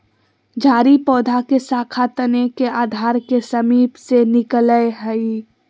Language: Magahi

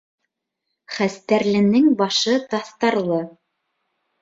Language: Bashkir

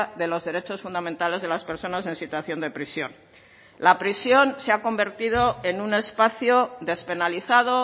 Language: Spanish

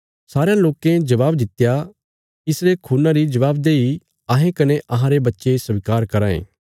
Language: Bilaspuri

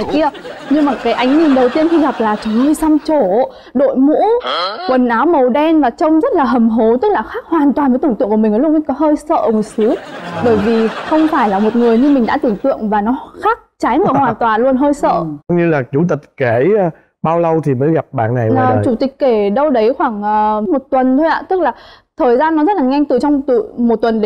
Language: Vietnamese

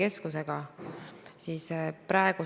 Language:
Estonian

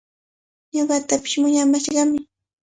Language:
Cajatambo North Lima Quechua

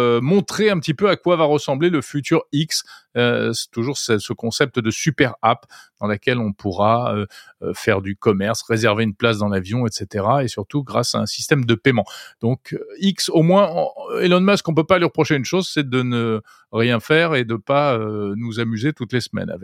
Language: French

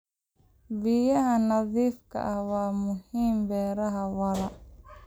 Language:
Somali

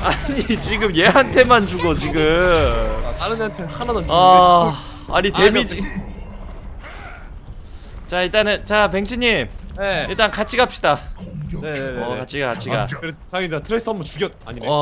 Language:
Korean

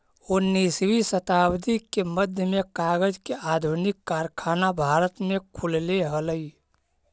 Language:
Magahi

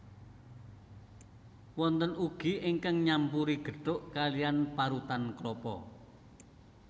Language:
Javanese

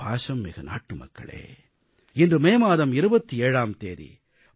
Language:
Tamil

